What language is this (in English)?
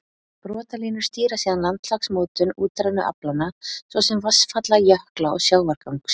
Icelandic